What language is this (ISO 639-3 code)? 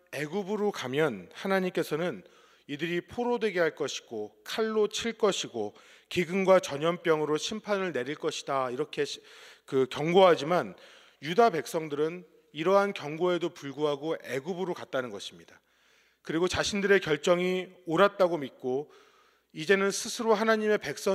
kor